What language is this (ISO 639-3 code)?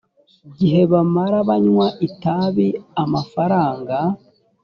kin